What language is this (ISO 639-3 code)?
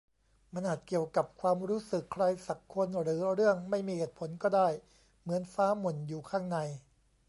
tha